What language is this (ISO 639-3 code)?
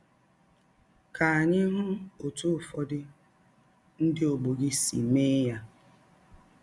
ibo